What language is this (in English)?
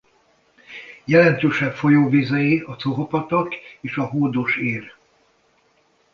Hungarian